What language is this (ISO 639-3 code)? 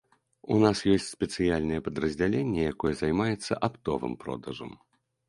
bel